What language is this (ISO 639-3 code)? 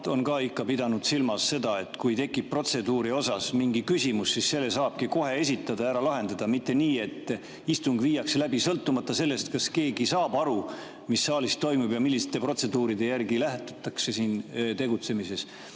est